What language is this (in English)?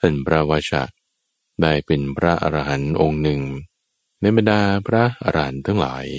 Thai